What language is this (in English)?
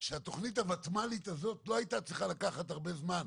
Hebrew